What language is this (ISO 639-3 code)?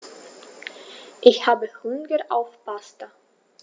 deu